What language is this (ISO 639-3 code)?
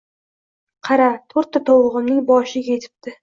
uzb